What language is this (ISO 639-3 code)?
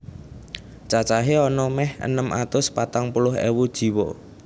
jav